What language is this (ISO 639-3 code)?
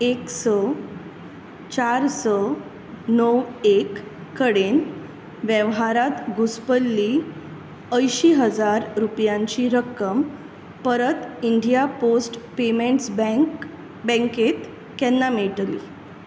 kok